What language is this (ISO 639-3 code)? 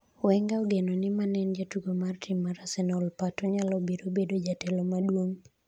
luo